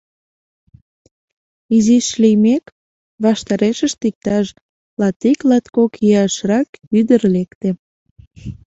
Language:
Mari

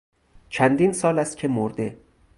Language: Persian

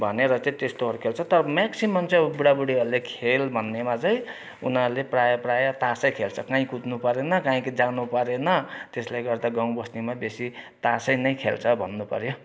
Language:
Nepali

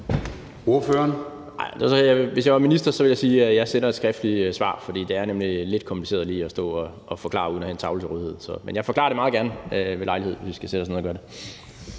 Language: Danish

